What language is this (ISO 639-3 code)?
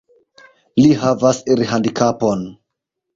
epo